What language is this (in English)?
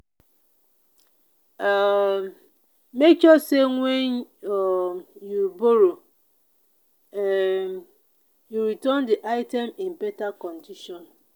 Nigerian Pidgin